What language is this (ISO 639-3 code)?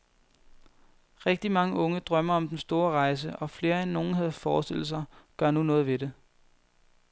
dan